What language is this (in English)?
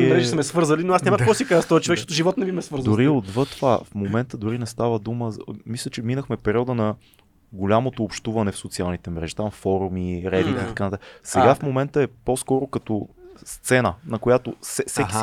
Bulgarian